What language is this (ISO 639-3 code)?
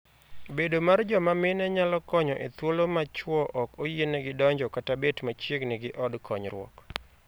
luo